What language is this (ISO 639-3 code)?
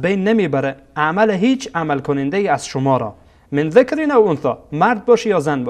fas